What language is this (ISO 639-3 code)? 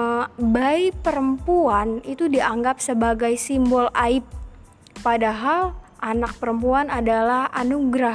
ind